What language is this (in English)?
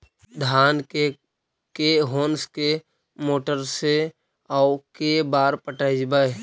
Magahi